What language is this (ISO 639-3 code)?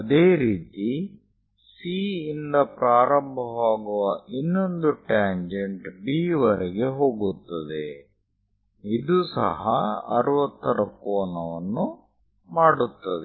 kan